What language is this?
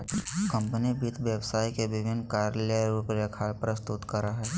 Magahi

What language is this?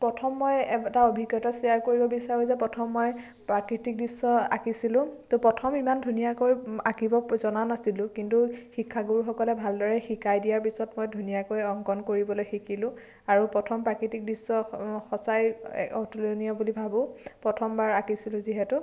Assamese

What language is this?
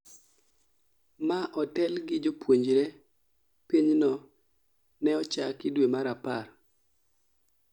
Luo (Kenya and Tanzania)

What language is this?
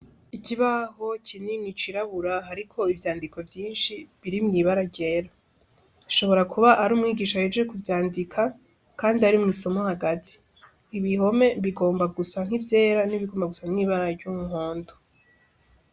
Rundi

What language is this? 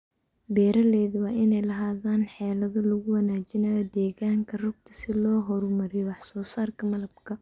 Somali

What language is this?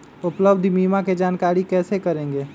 Magahi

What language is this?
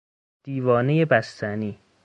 Persian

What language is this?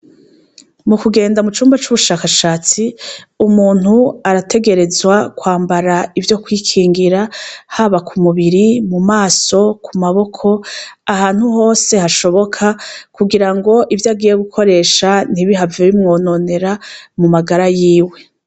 Rundi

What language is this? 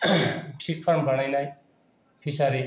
Bodo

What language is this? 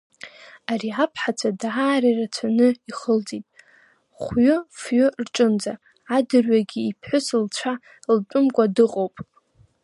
Abkhazian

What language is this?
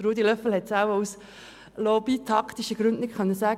Swiss German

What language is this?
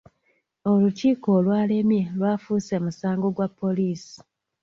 Ganda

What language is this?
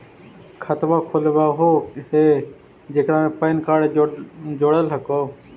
Magahi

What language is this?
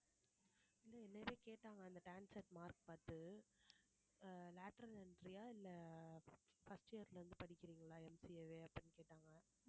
Tamil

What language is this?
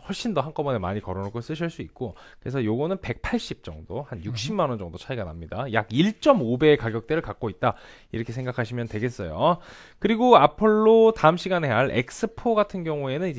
Korean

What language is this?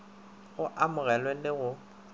Northern Sotho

